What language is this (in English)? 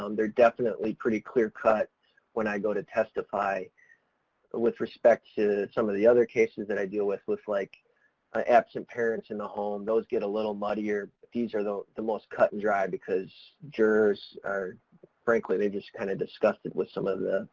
English